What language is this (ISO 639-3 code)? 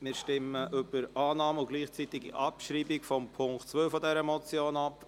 gsw